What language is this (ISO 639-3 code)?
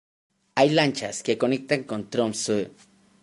spa